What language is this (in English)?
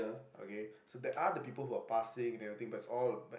English